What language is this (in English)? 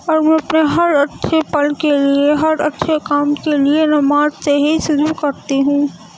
Urdu